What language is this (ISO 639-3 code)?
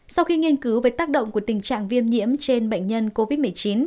vie